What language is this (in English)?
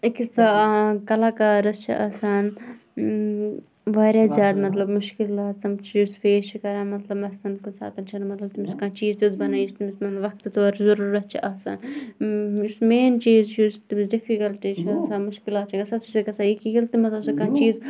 Kashmiri